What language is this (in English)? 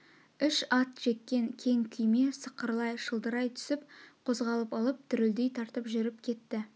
Kazakh